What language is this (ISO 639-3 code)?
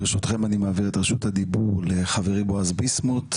heb